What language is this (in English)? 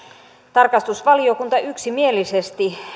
Finnish